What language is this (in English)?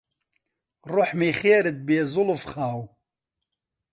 Central Kurdish